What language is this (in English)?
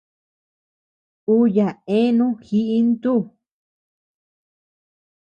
Tepeuxila Cuicatec